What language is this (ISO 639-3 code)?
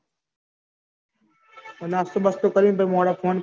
guj